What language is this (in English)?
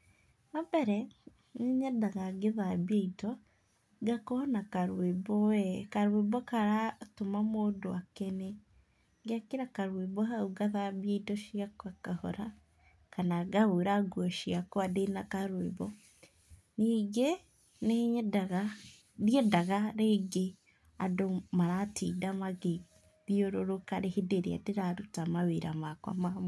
Kikuyu